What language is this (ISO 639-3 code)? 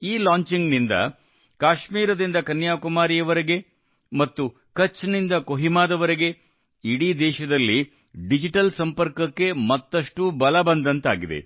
kan